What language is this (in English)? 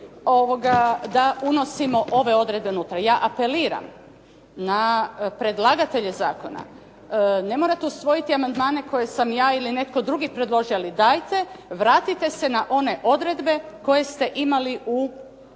Croatian